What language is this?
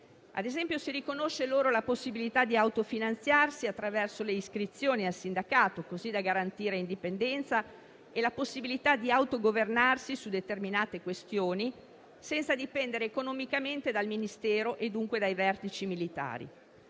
Italian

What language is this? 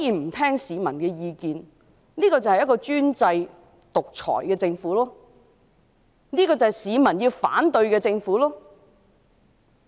Cantonese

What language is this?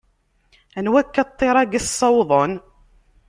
Kabyle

